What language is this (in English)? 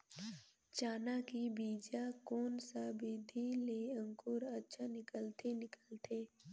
Chhattisgarhi